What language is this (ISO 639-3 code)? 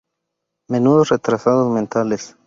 spa